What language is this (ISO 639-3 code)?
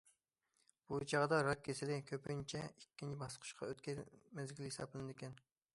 uig